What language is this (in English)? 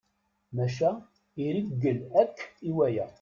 Kabyle